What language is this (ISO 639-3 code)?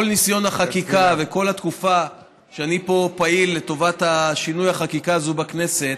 heb